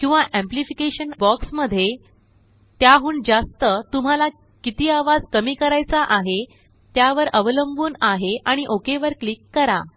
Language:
Marathi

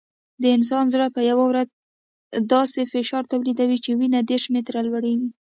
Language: Pashto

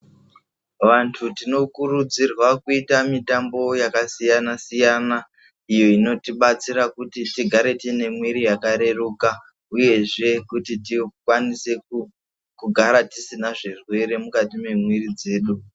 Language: Ndau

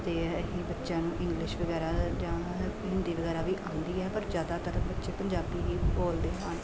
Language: Punjabi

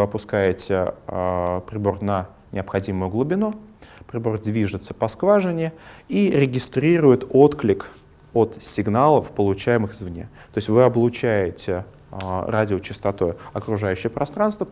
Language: Russian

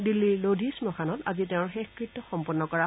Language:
Assamese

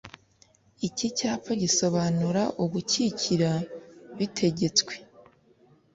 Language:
Kinyarwanda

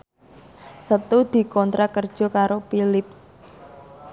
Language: Javanese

